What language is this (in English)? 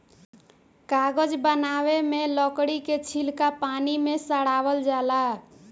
Bhojpuri